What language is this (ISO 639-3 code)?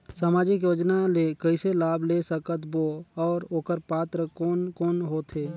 hne